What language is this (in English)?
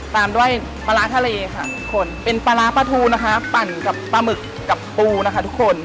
Thai